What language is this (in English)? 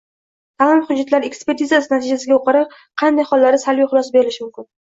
Uzbek